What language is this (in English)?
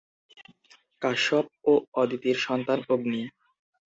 Bangla